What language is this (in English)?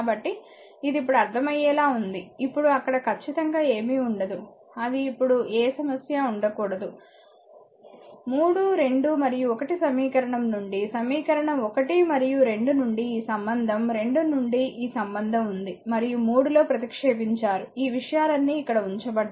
Telugu